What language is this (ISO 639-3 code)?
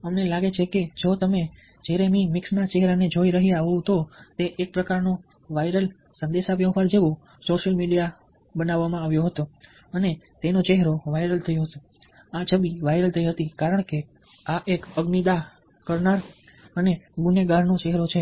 guj